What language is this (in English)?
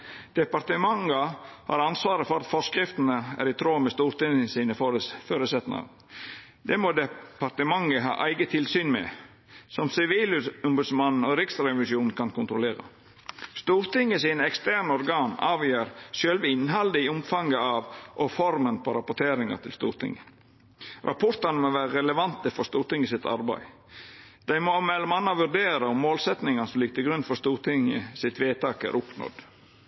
Norwegian Nynorsk